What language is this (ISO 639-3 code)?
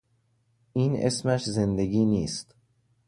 fas